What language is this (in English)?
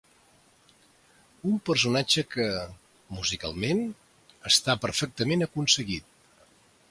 Catalan